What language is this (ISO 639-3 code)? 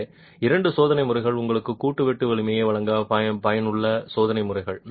tam